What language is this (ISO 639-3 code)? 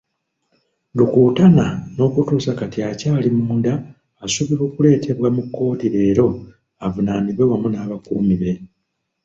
lug